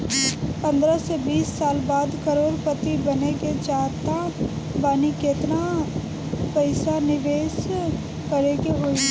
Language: Bhojpuri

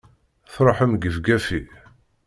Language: Kabyle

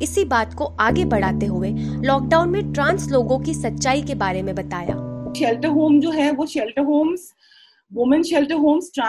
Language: Hindi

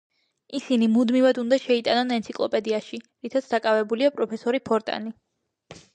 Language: Georgian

